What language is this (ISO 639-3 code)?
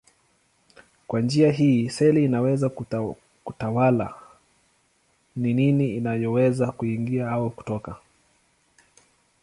swa